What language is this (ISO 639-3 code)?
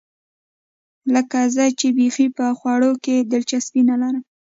pus